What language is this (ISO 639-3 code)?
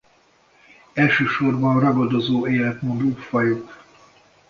hun